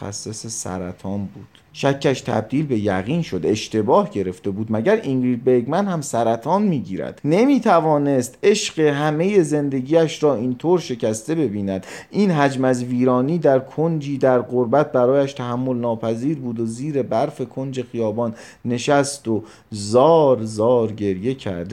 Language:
Persian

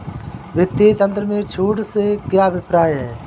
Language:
Hindi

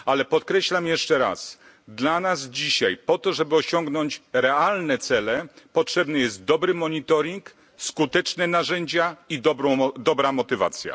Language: Polish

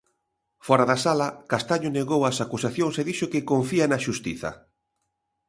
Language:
Galician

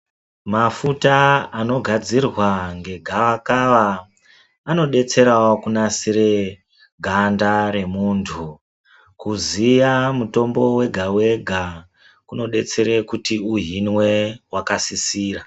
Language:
Ndau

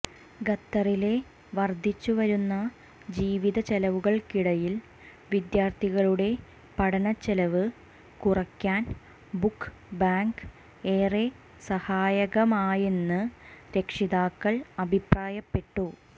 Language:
Malayalam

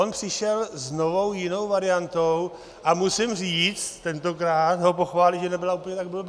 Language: Czech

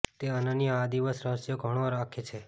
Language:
Gujarati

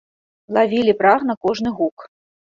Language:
Belarusian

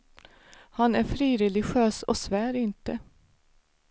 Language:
Swedish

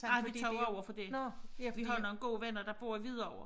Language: Danish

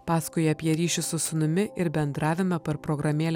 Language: Lithuanian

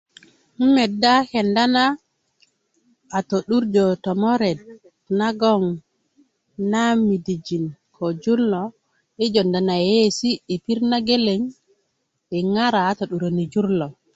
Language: Kuku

